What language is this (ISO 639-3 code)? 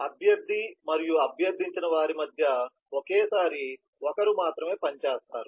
tel